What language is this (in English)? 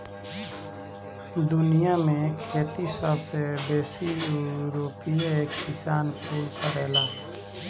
Bhojpuri